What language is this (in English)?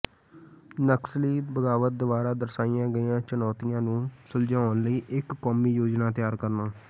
Punjabi